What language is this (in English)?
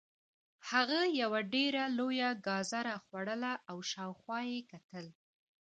Pashto